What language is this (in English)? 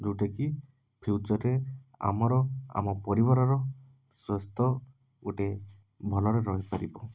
Odia